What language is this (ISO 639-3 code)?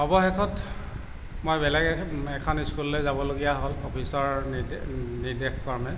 asm